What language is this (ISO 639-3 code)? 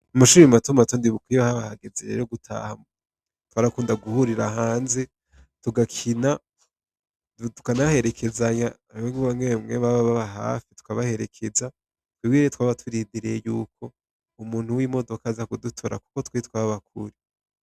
run